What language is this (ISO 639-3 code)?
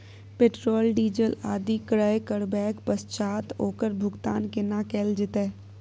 mai